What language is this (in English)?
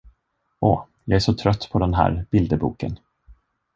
Swedish